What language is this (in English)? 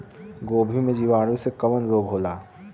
Bhojpuri